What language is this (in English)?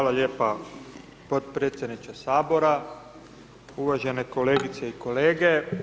Croatian